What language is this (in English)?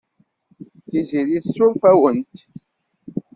Kabyle